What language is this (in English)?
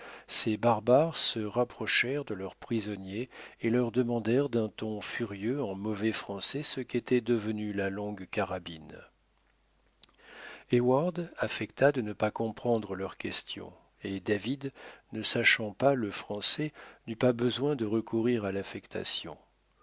French